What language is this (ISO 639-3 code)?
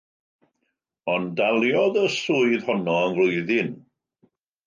cym